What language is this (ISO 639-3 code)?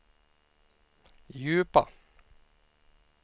swe